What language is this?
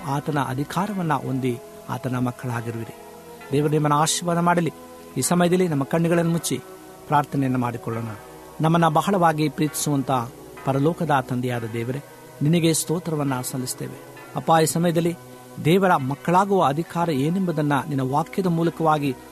Kannada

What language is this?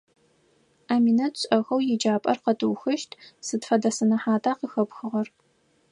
Adyghe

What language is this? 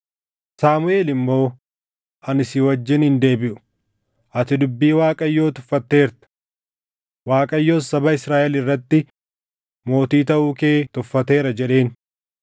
Oromo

